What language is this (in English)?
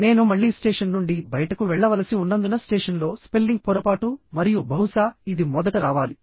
Telugu